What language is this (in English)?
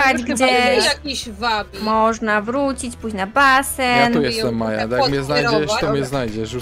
Polish